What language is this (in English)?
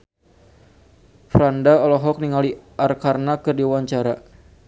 Sundanese